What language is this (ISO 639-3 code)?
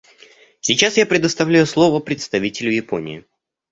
rus